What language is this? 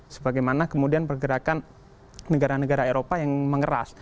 Indonesian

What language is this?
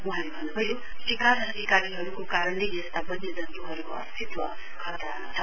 Nepali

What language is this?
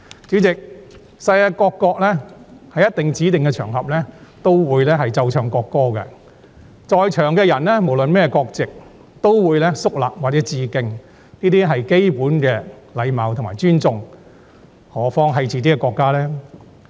Cantonese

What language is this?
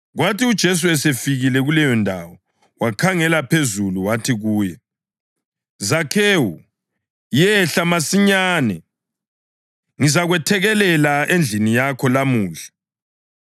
North Ndebele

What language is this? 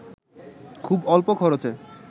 Bangla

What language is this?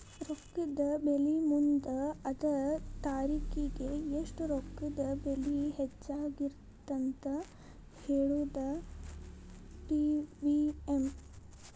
Kannada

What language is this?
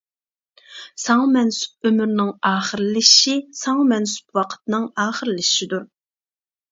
Uyghur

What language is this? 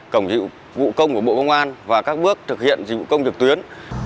Vietnamese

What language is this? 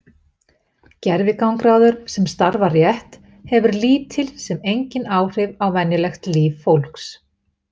Icelandic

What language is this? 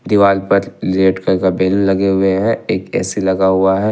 Hindi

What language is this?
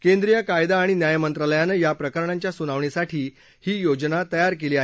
Marathi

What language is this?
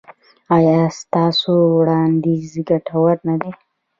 Pashto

